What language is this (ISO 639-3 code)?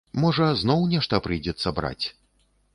bel